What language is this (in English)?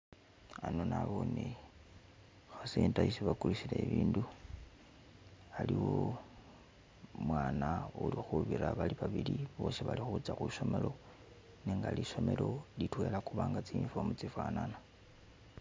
Masaaba